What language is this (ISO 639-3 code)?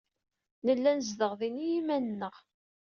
kab